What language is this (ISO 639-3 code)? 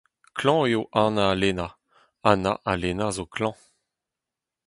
bre